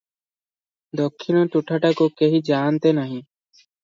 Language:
Odia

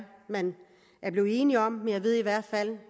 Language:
Danish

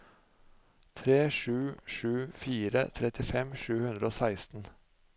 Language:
Norwegian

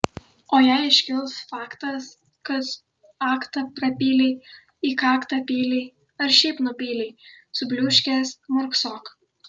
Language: Lithuanian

